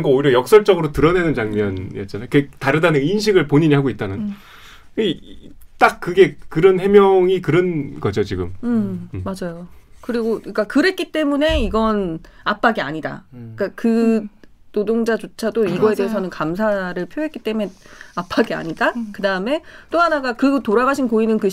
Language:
Korean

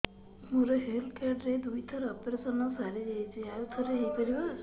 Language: Odia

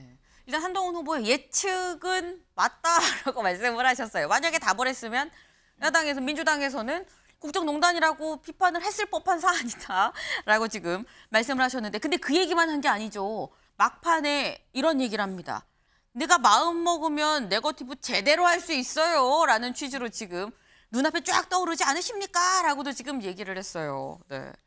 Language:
Korean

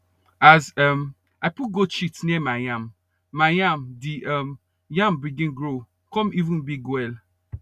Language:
Nigerian Pidgin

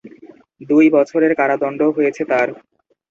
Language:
Bangla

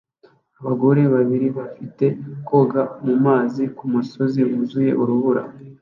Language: Kinyarwanda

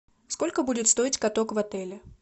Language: Russian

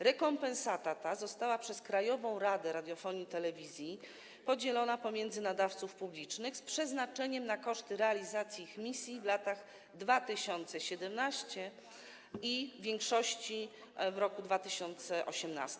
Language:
Polish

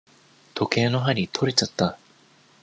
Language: Japanese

